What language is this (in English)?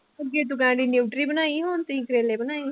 Punjabi